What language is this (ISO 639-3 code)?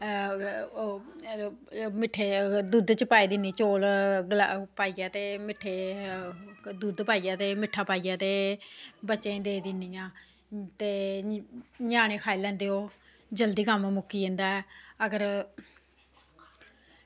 doi